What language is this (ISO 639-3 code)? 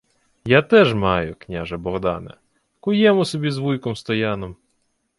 ukr